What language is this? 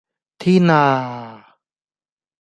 Cantonese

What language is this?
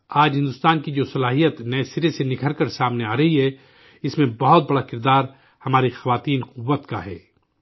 Urdu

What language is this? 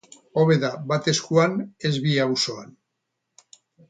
Basque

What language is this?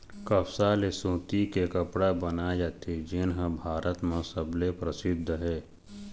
Chhattisgarhi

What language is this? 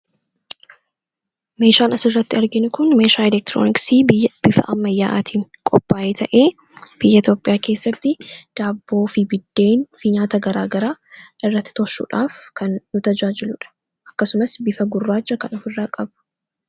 Oromo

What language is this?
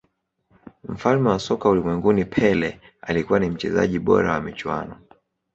Swahili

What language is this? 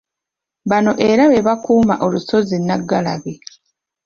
Ganda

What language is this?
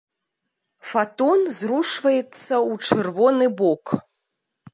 Belarusian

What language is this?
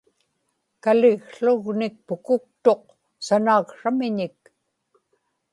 Inupiaq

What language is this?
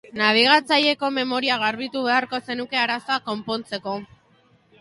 Basque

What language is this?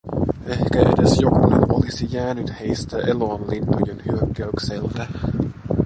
Finnish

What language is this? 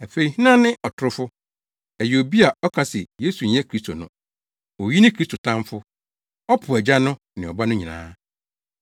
Akan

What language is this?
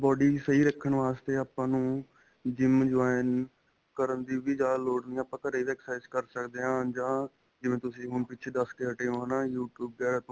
Punjabi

